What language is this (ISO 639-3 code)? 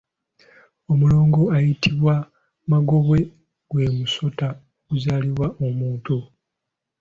lug